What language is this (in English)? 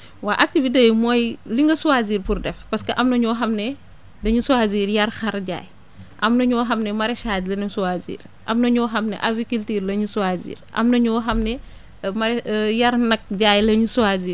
Wolof